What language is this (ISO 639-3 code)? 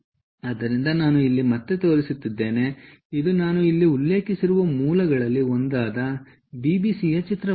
kan